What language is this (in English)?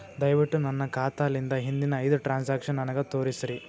Kannada